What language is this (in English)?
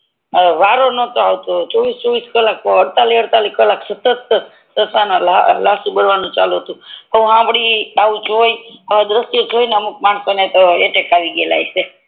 Gujarati